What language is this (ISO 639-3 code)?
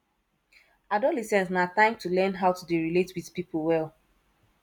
pcm